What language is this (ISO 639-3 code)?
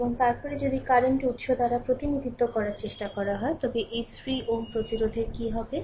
ben